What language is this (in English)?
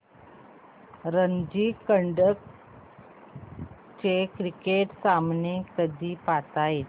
Marathi